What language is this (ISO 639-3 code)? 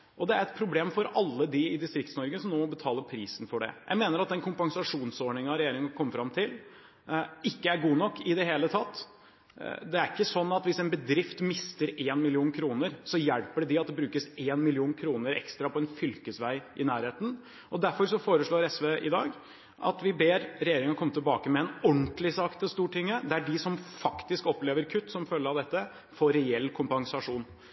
nob